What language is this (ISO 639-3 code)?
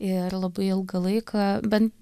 lit